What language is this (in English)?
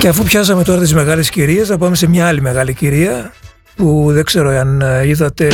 Greek